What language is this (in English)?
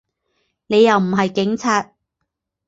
Chinese